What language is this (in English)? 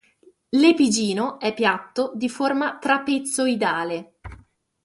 Italian